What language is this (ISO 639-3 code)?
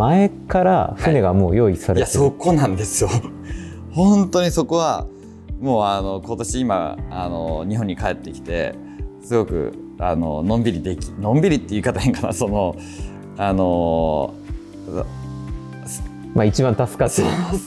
jpn